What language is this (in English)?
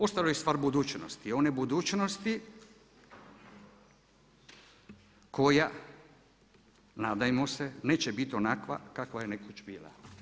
Croatian